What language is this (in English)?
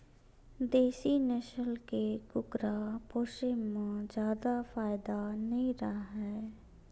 Chhattisgarhi